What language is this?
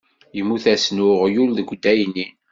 Kabyle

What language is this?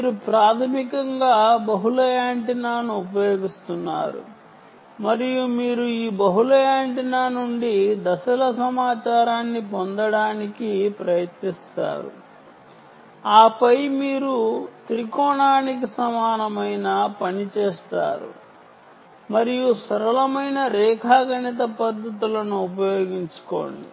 Telugu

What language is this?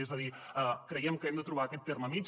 Catalan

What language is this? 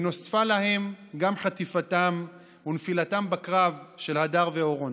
Hebrew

